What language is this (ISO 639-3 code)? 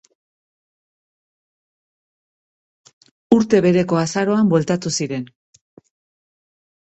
eus